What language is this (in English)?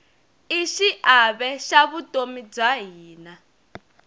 Tsonga